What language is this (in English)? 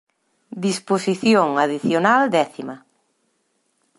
Galician